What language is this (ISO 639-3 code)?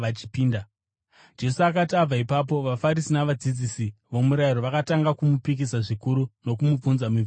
sna